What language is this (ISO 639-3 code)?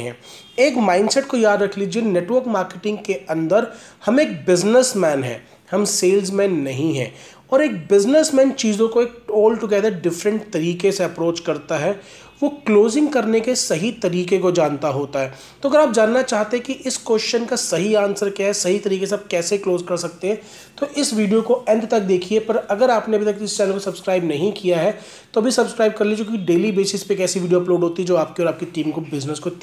hin